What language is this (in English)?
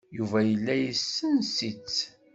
Kabyle